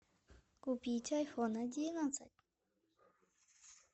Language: Russian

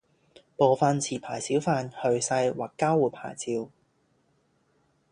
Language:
Cantonese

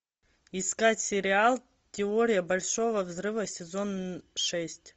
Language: Russian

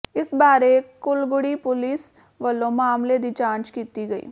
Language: Punjabi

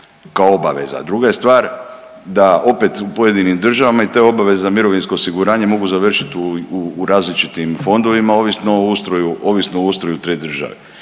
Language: Croatian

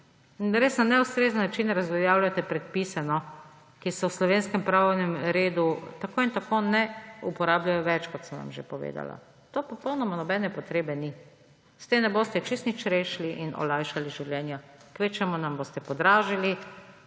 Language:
Slovenian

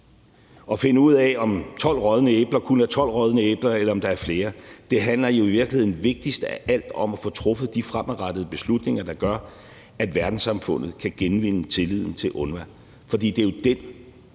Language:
Danish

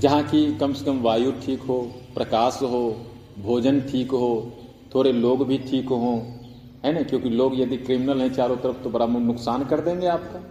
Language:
Hindi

